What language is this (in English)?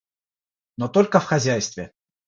Russian